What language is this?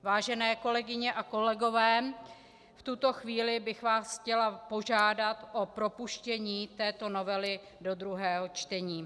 Czech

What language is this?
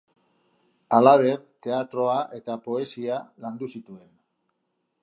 Basque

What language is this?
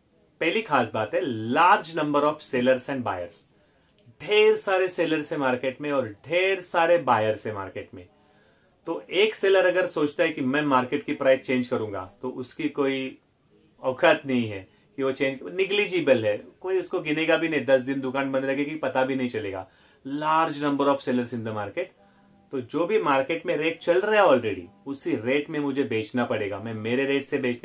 Hindi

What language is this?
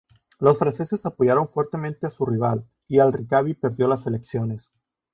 Spanish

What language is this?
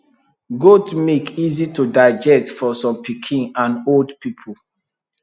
Nigerian Pidgin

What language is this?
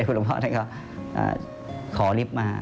Thai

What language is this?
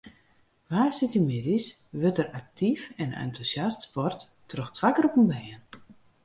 Western Frisian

